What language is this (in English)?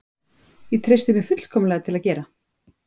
Icelandic